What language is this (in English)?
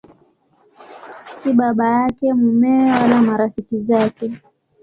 Swahili